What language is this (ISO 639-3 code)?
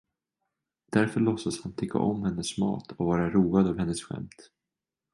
swe